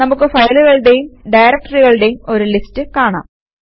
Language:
Malayalam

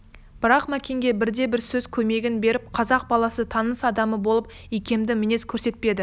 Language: Kazakh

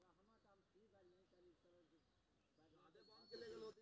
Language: Maithili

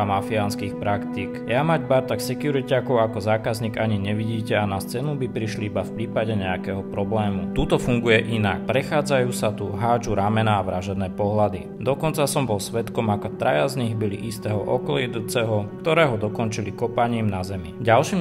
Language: Slovak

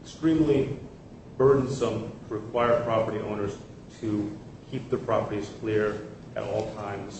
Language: English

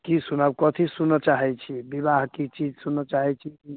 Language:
Maithili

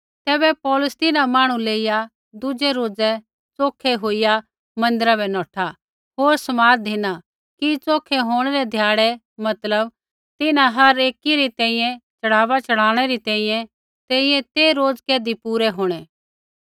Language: Kullu Pahari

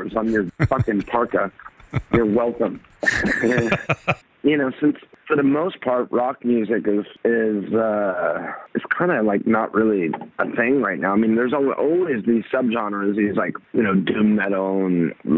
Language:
Swedish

